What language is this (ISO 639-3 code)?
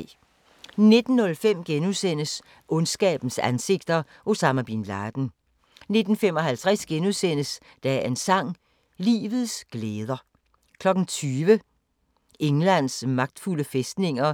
dan